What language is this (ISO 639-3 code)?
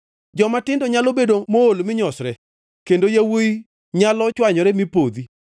luo